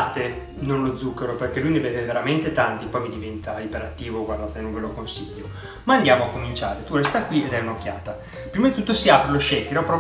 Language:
Italian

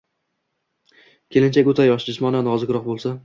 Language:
Uzbek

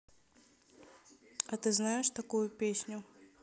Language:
Russian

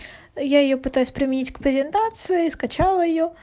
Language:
Russian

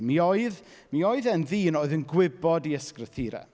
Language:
Welsh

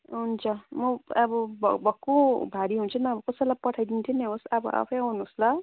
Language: Nepali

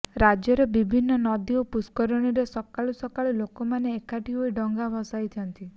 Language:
Odia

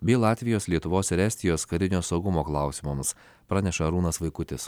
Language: Lithuanian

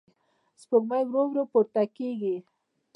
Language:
Pashto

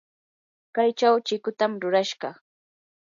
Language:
Yanahuanca Pasco Quechua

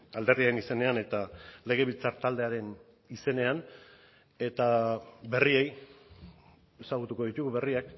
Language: Basque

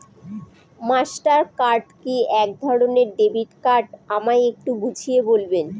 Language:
Bangla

